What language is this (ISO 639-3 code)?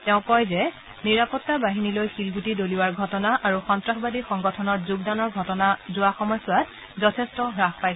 asm